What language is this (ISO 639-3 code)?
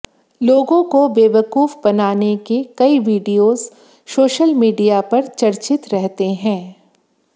hin